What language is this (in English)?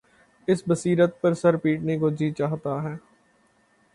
Urdu